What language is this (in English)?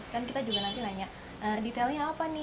Indonesian